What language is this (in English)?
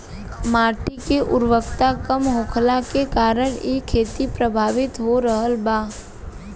Bhojpuri